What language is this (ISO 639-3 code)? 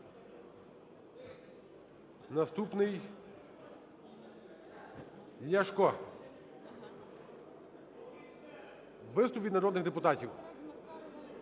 ukr